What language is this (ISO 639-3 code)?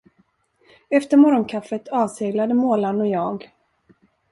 swe